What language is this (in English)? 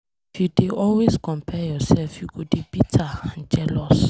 Nigerian Pidgin